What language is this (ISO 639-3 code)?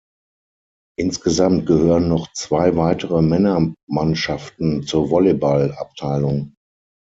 deu